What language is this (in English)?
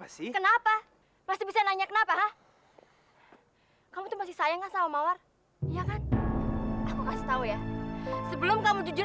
Indonesian